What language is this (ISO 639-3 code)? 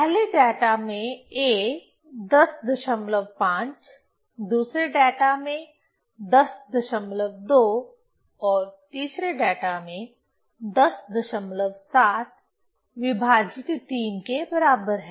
hin